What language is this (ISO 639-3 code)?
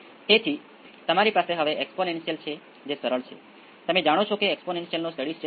guj